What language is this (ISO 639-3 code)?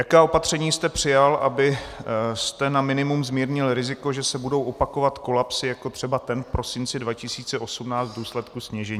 ces